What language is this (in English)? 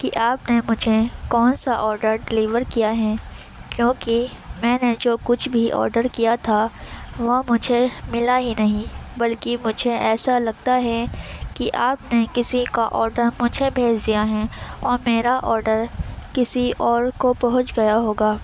Urdu